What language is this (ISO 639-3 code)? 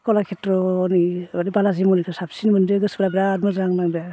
brx